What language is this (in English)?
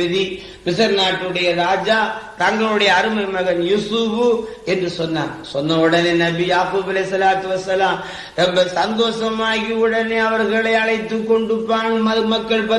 Tamil